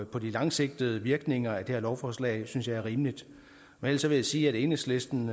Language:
Danish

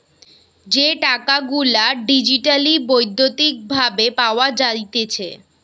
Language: Bangla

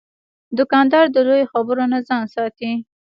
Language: Pashto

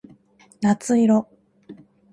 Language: Japanese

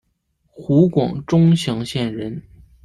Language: Chinese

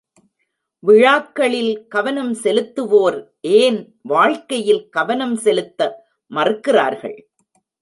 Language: Tamil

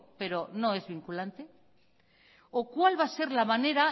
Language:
Spanish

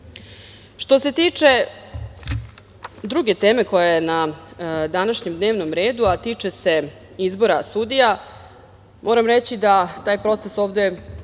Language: Serbian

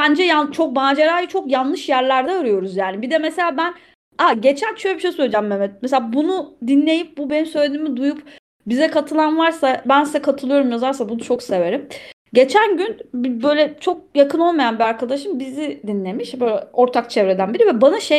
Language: Turkish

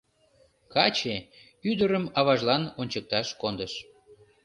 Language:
Mari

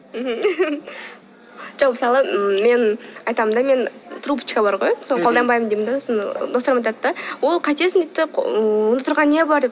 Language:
Kazakh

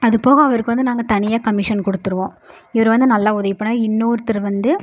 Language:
Tamil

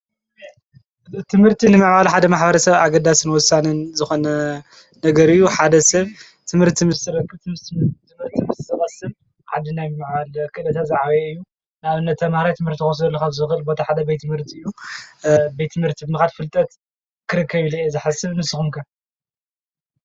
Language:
Tigrinya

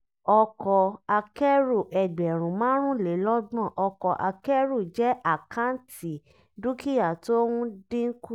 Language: Yoruba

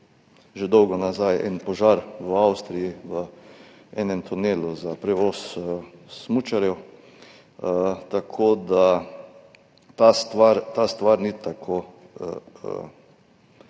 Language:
Slovenian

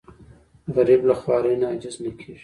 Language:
Pashto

